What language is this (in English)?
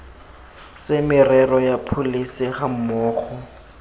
Tswana